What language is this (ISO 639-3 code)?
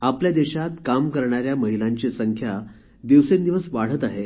mar